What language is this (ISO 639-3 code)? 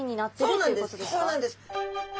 jpn